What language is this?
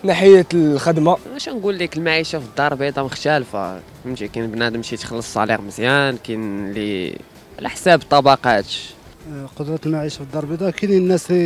Arabic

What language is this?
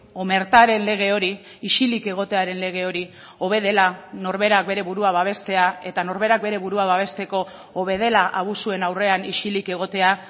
Basque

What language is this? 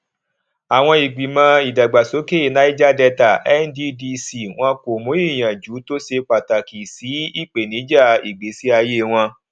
Yoruba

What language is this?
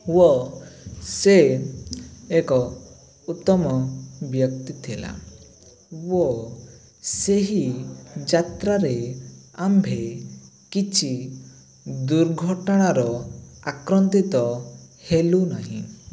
Odia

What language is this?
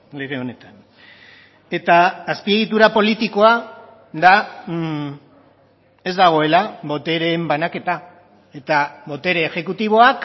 Basque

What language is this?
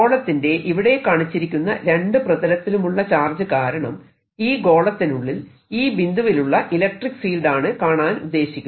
Malayalam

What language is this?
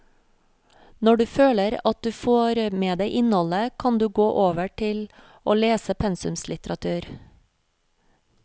Norwegian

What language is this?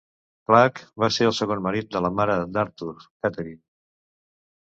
Catalan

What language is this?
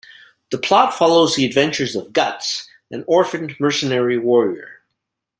English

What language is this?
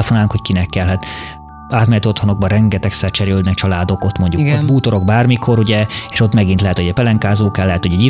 Hungarian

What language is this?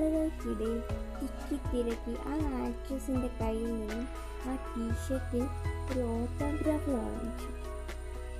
Malayalam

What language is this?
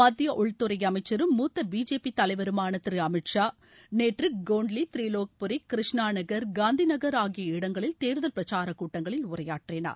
Tamil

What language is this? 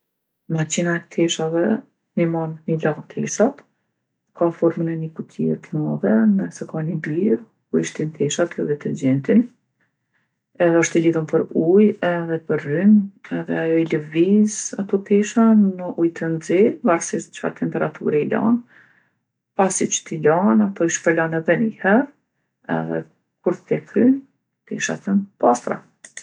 Gheg Albanian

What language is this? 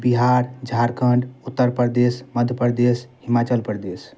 Maithili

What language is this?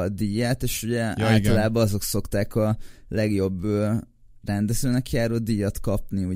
Hungarian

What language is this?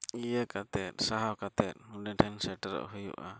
Santali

